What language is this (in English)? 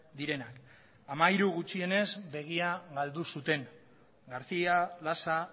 Basque